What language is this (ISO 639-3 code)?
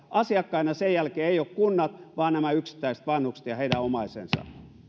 fin